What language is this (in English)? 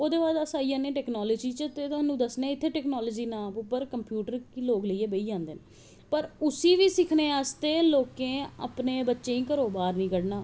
Dogri